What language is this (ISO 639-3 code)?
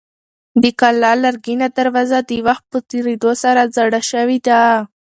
pus